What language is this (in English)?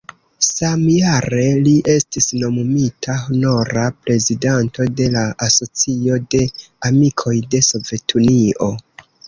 Esperanto